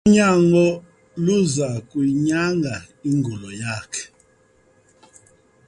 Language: Xhosa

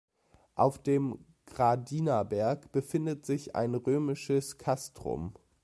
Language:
German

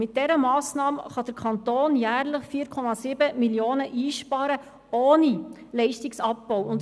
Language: Swiss German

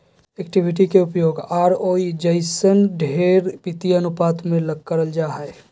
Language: Magahi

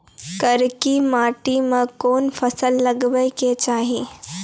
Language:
Maithili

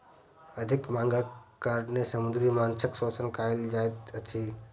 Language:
Maithili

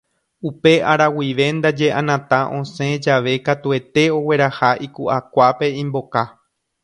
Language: Guarani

